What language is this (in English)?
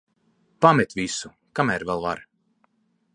Latvian